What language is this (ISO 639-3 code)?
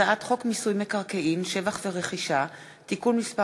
heb